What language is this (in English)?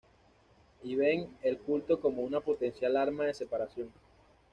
Spanish